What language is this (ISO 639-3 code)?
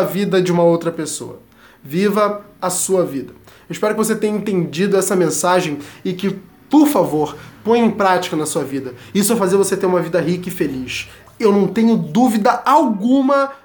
por